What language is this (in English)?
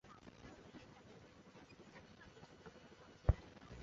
Chinese